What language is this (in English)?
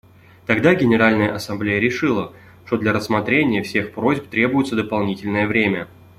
Russian